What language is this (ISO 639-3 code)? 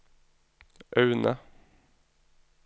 nor